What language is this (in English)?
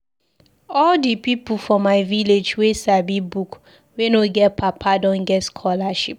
Nigerian Pidgin